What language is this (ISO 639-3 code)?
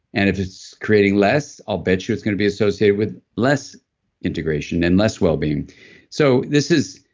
eng